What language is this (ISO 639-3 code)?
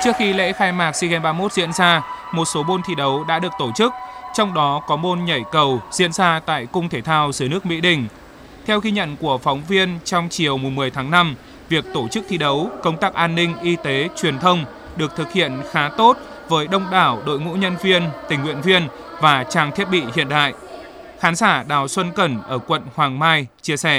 vie